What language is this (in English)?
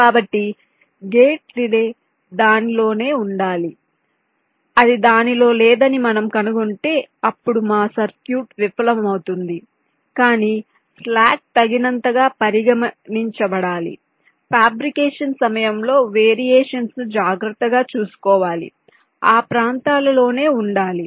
Telugu